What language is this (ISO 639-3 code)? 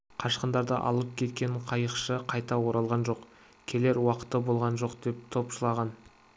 kaz